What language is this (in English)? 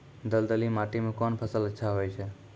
Maithili